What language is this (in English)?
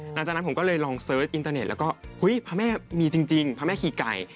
Thai